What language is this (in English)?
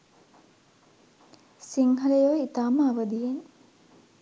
Sinhala